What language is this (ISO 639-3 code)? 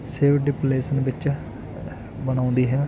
pan